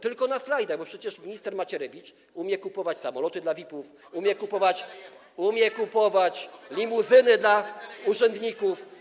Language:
Polish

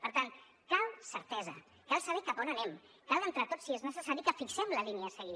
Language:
Catalan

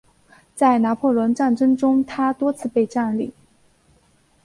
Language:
Chinese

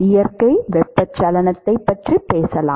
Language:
Tamil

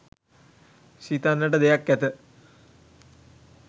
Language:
Sinhala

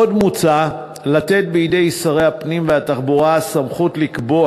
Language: Hebrew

